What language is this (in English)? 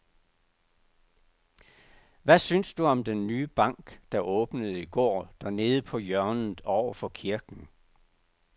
Danish